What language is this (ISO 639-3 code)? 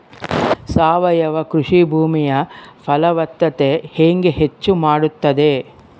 kan